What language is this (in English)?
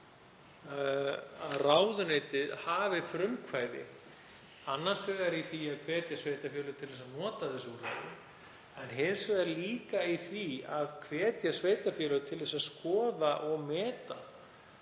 Icelandic